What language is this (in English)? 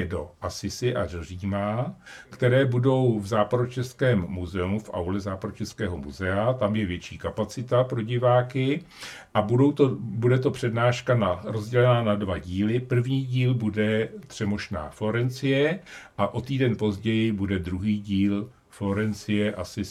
Czech